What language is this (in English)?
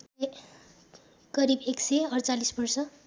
Nepali